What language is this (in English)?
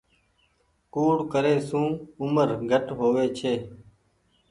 Goaria